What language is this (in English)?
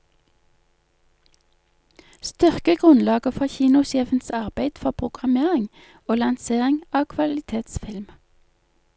Norwegian